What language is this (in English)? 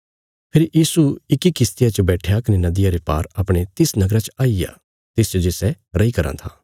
Bilaspuri